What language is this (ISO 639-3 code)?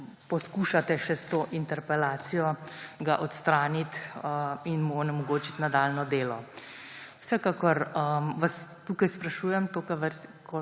slv